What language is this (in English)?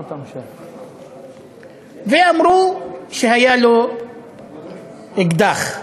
Hebrew